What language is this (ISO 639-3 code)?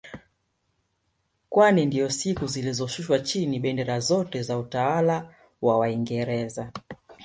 swa